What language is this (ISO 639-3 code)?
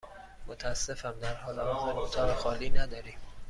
fas